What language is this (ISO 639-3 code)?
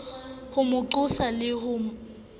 sot